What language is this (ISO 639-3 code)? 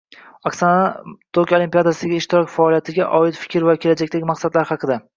uzb